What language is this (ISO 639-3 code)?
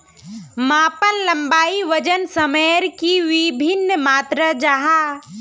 mag